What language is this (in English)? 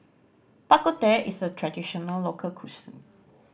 English